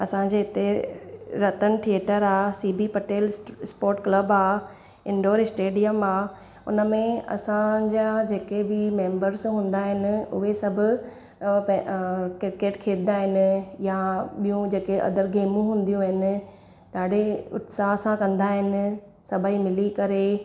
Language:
Sindhi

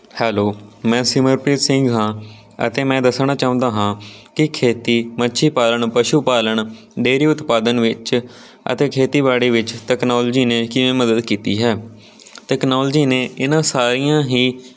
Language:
Punjabi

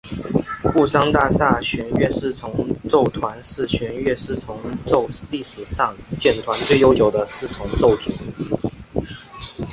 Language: Chinese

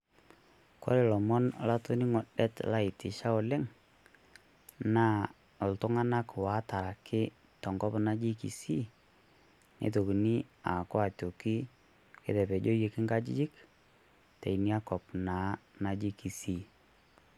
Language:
Masai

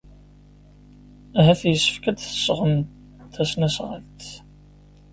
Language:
Kabyle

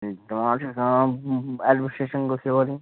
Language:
Kashmiri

